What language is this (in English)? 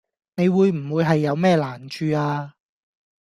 Cantonese